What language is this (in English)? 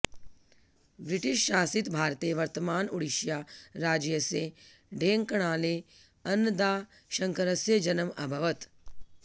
Sanskrit